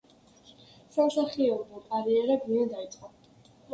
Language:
Georgian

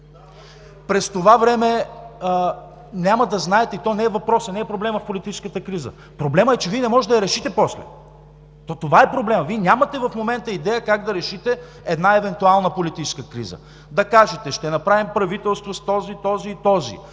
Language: Bulgarian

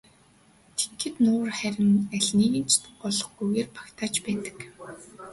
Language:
Mongolian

